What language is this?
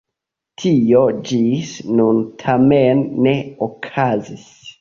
Esperanto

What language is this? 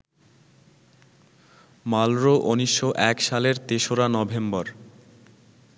Bangla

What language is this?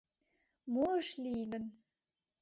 Mari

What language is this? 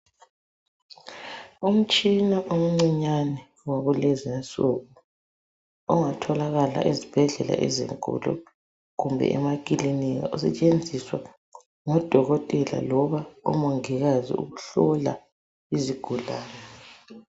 North Ndebele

